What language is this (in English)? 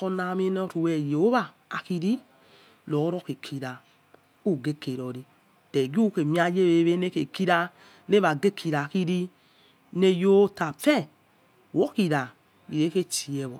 Yekhee